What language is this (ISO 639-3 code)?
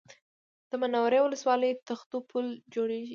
pus